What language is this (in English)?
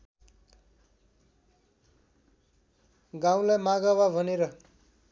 Nepali